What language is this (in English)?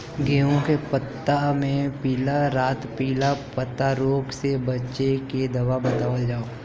Bhojpuri